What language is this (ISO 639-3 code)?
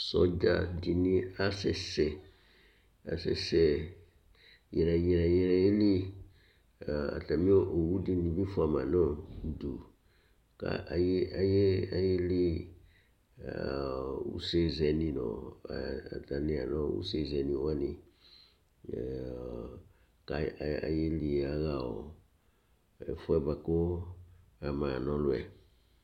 kpo